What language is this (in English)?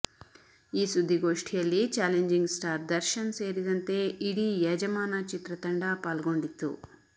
Kannada